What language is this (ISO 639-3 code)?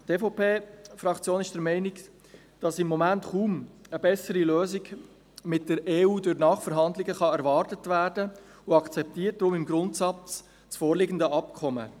gsw